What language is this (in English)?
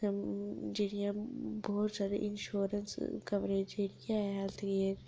Dogri